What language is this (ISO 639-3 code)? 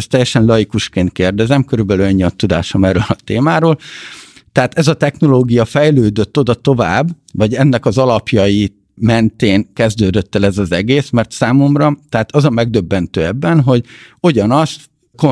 hun